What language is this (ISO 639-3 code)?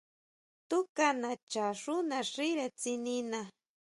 mau